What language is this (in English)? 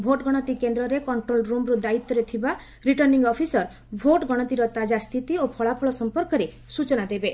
Odia